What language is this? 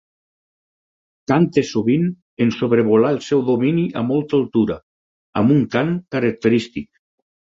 Catalan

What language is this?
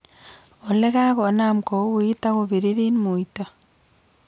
Kalenjin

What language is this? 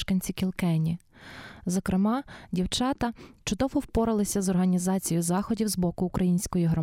Ukrainian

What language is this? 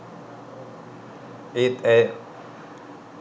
Sinhala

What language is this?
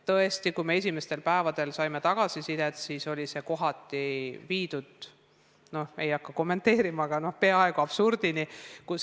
Estonian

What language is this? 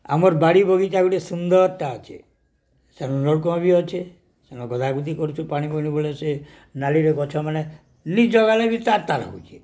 Odia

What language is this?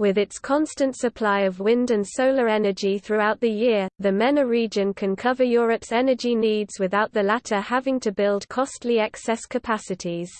English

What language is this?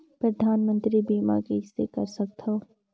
Chhattisgarhi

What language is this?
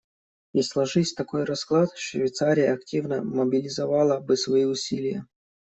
Russian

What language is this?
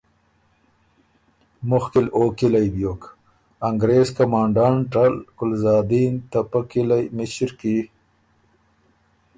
Ormuri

